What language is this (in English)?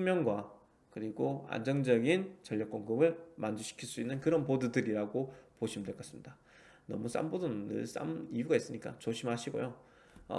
Korean